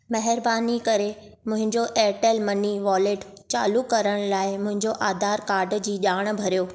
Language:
Sindhi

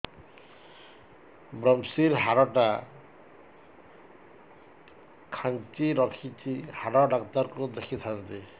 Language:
Odia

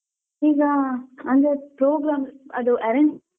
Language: Kannada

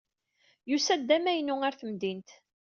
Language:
Kabyle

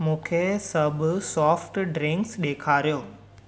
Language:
Sindhi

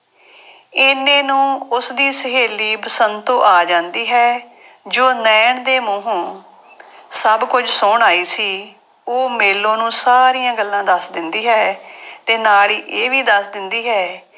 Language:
Punjabi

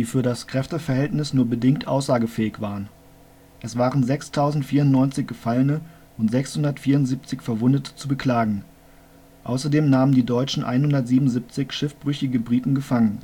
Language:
German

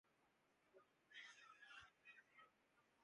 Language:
Urdu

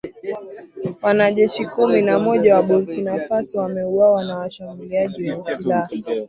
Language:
Swahili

